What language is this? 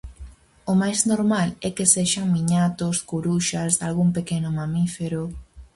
Galician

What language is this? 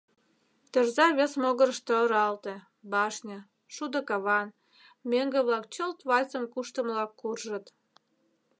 Mari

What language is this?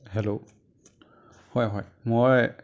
Assamese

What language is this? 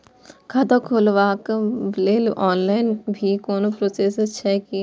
Maithili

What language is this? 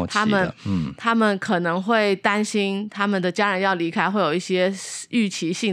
Chinese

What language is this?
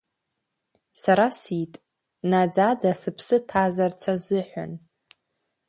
Abkhazian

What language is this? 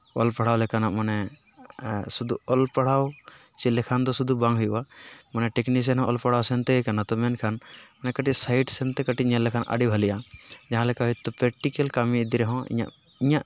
Santali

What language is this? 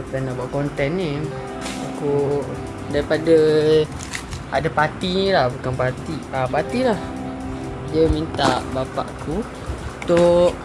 Malay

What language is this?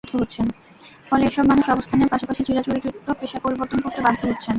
Bangla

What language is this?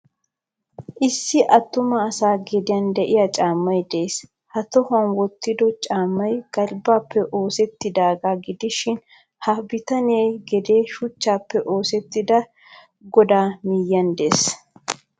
Wolaytta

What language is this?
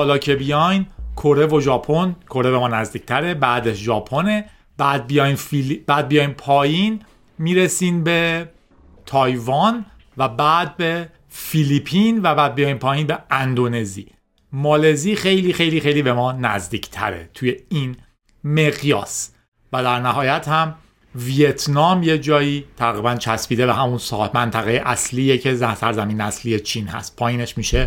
Persian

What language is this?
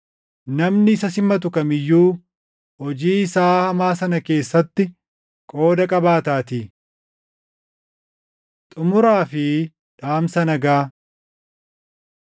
Oromo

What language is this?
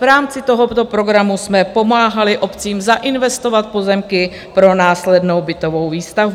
Czech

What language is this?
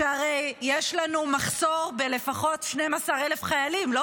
Hebrew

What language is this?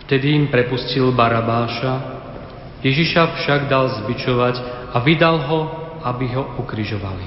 Slovak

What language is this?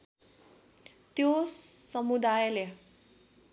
Nepali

